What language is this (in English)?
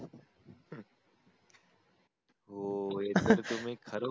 Marathi